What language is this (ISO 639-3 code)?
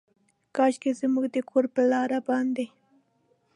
pus